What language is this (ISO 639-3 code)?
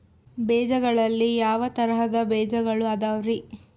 kan